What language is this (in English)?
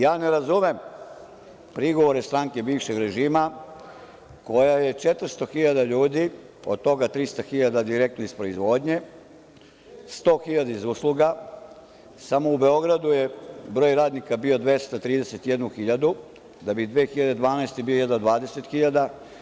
Serbian